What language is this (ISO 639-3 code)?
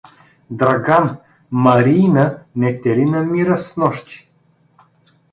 bul